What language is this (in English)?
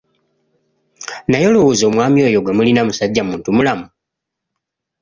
Ganda